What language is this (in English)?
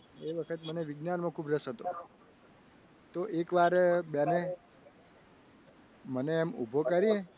Gujarati